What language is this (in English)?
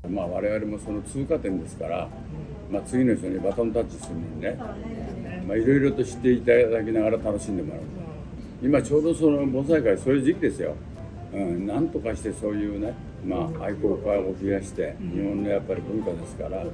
Japanese